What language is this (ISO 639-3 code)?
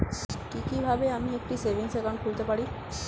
ben